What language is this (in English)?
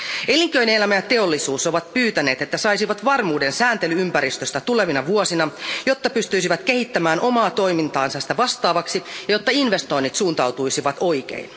Finnish